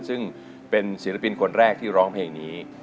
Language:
Thai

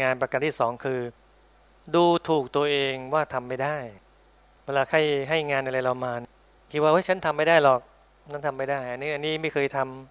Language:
Thai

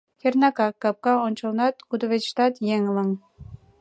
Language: Mari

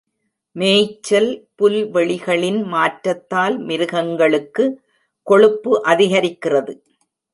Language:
Tamil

